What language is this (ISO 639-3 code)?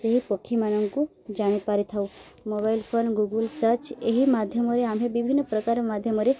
ori